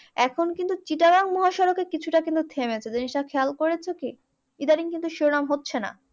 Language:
Bangla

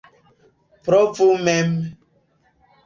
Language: Esperanto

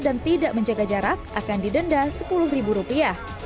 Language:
Indonesian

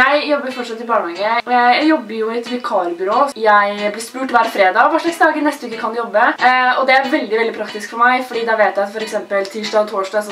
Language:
Norwegian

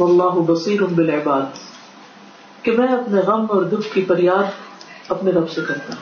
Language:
Urdu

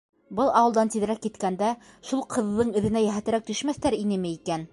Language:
Bashkir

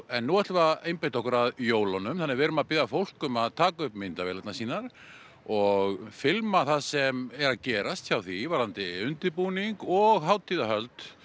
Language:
Icelandic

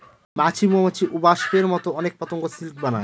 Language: Bangla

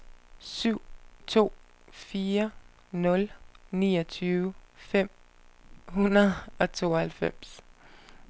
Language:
Danish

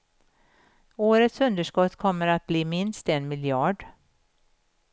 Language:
Swedish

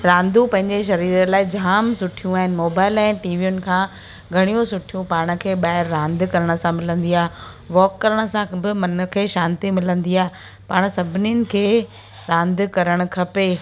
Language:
Sindhi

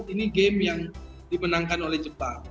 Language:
Indonesian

